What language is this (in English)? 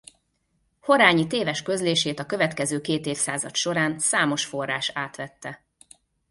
Hungarian